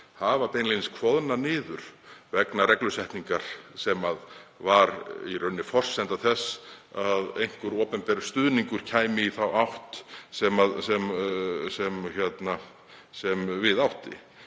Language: Icelandic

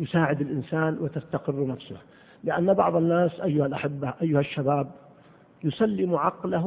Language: Arabic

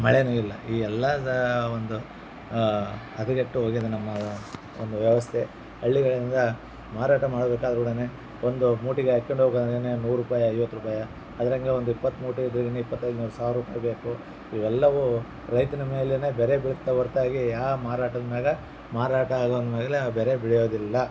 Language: Kannada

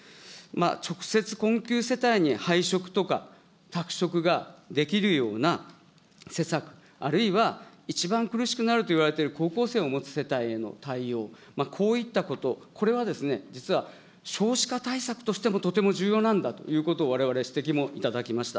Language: Japanese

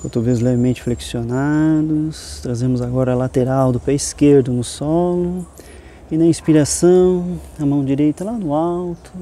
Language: Portuguese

